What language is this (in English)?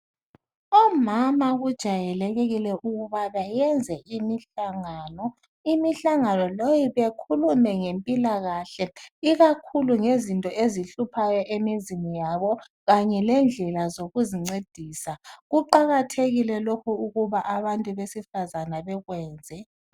North Ndebele